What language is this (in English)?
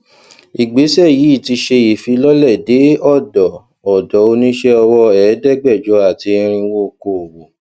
Yoruba